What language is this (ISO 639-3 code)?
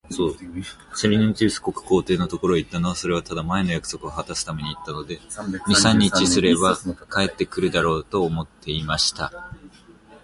jpn